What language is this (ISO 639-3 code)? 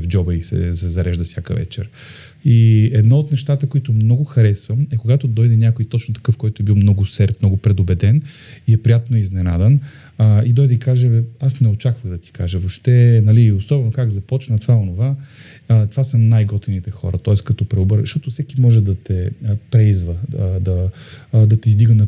bul